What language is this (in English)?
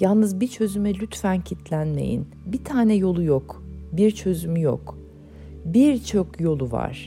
Turkish